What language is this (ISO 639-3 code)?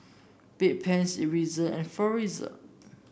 eng